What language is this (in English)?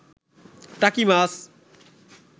Bangla